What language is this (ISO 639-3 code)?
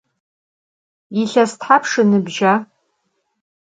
ady